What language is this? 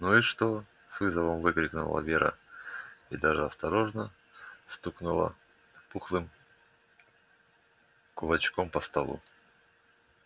Russian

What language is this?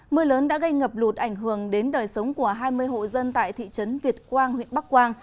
Vietnamese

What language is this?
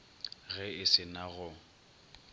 Northern Sotho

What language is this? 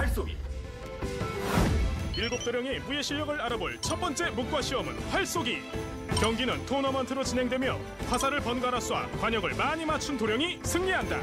Korean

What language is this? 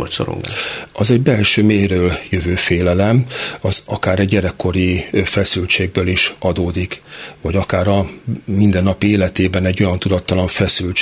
Hungarian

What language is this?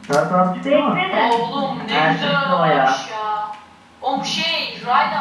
Turkish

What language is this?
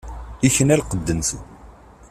Kabyle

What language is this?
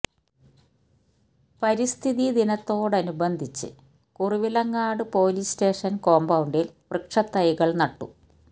Malayalam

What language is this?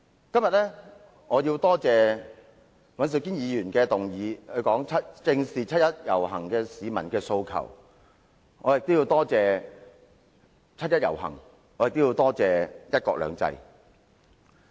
Cantonese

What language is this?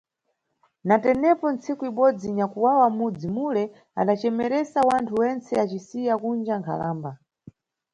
Nyungwe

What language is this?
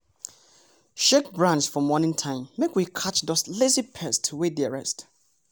Nigerian Pidgin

